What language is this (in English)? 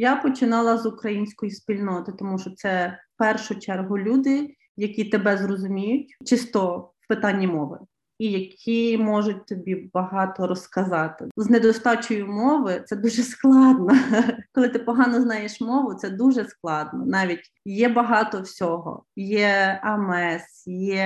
Ukrainian